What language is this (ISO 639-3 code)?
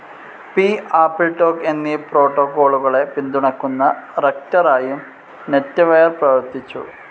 mal